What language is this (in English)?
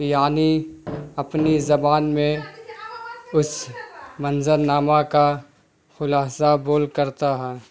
Urdu